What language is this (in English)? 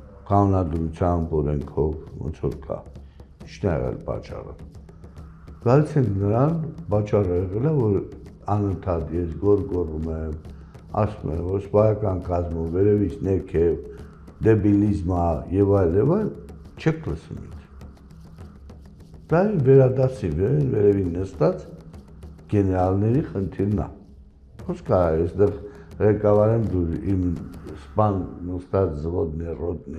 Romanian